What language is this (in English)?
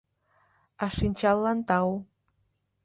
Mari